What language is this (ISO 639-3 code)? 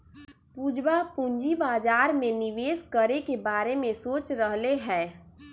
mag